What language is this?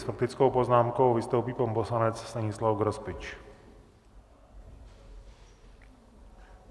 Czech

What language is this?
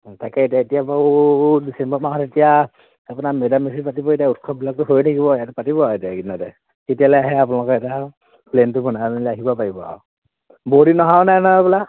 Assamese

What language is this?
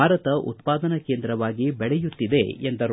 Kannada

